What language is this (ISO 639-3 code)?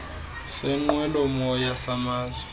xho